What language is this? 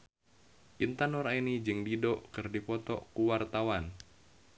Sundanese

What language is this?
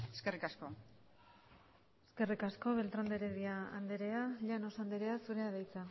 Basque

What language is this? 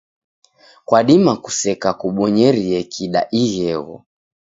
Taita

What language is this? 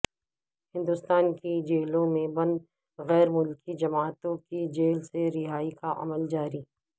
Urdu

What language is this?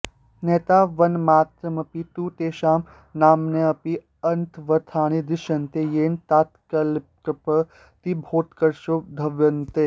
Sanskrit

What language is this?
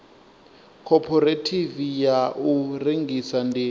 Venda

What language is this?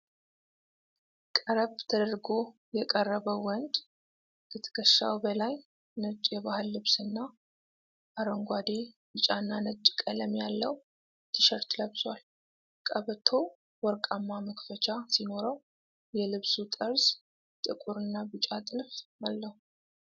Amharic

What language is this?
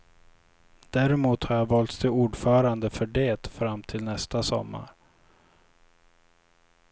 Swedish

